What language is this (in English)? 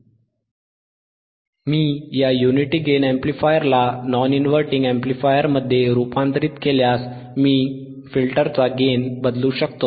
Marathi